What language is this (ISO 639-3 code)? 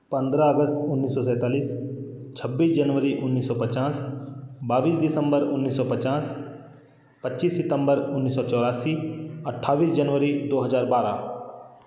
hin